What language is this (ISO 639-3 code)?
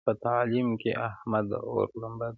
pus